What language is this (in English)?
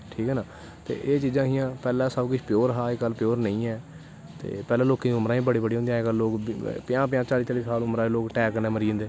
Dogri